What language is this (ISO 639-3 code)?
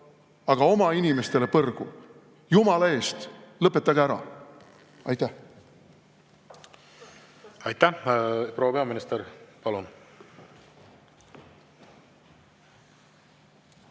est